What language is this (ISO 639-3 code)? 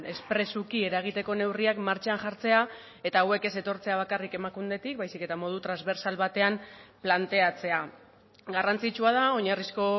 eus